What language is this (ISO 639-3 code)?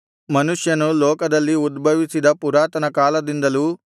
kan